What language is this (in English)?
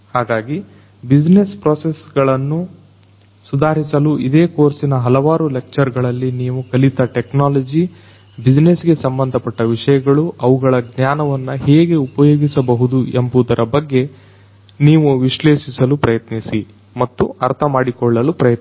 Kannada